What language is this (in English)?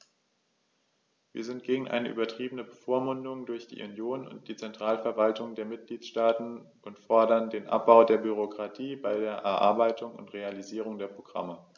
German